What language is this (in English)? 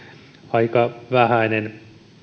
Finnish